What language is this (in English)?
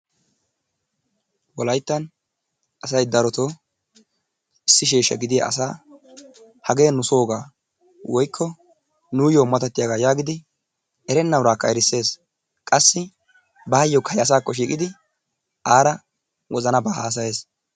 Wolaytta